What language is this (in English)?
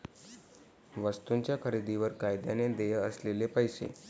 Marathi